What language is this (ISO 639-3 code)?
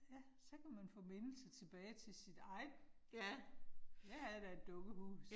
dan